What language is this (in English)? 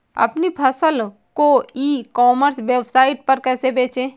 Hindi